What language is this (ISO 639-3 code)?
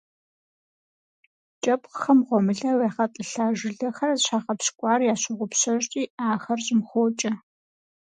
kbd